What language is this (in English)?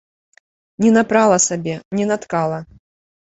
Belarusian